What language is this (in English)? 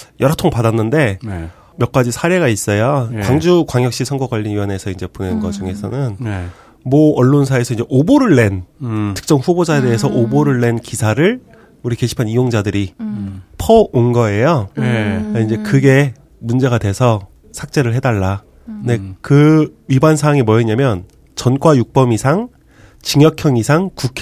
Korean